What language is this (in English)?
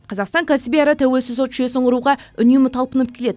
Kazakh